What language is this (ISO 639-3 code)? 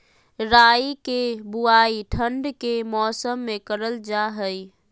mag